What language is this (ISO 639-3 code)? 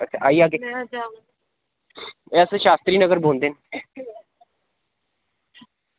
doi